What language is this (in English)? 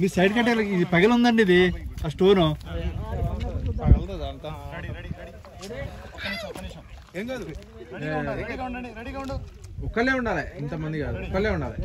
Telugu